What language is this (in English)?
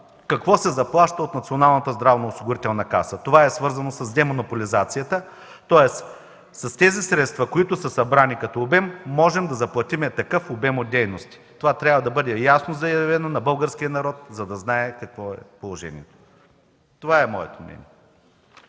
Bulgarian